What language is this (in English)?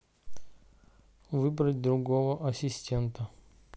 Russian